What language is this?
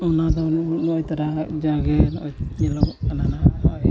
Santali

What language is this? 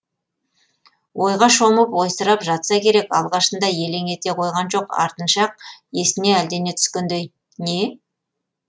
Kazakh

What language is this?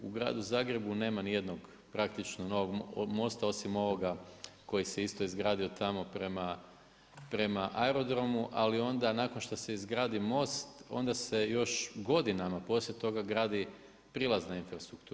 Croatian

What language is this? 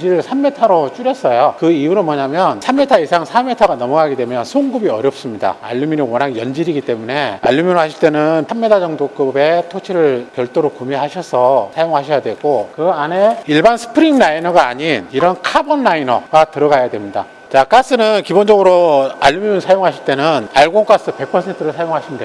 Korean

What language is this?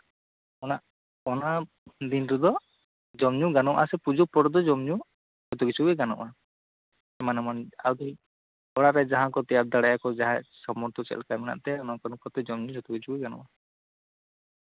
Santali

